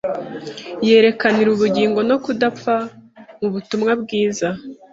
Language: Kinyarwanda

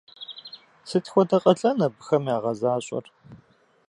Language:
Kabardian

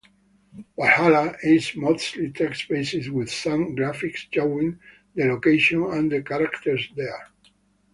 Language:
English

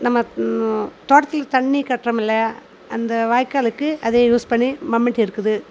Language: Tamil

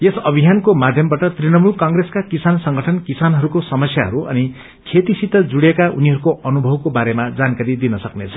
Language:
Nepali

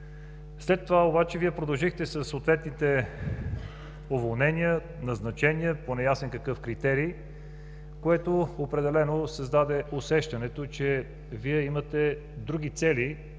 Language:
Bulgarian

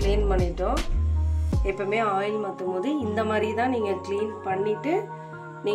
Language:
Korean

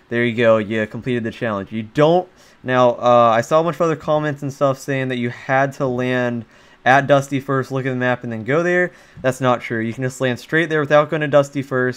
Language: English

